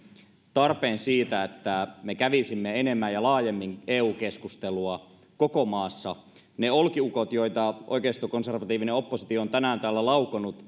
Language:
Finnish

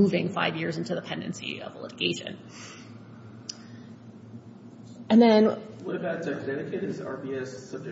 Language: English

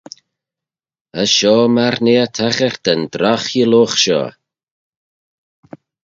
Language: Manx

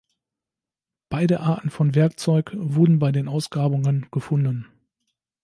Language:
German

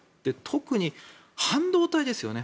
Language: Japanese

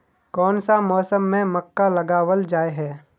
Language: Magahi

